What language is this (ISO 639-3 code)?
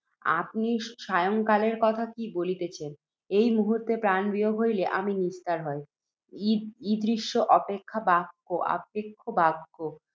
ben